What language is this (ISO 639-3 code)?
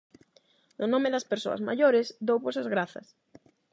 glg